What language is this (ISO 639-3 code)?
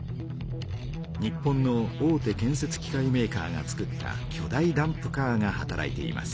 jpn